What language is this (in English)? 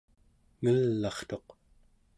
Central Yupik